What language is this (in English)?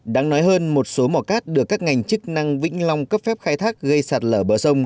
Vietnamese